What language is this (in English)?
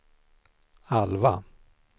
Swedish